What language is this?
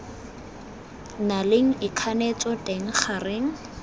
Tswana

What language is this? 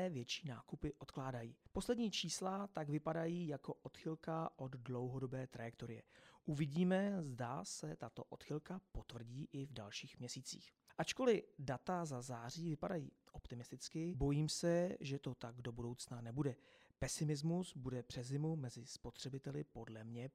Czech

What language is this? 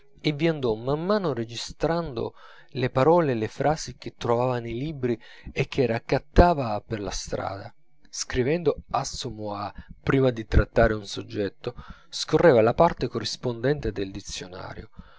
Italian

